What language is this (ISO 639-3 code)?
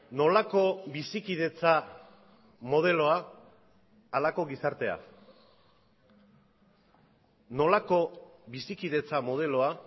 eus